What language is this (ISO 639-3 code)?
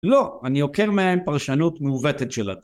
heb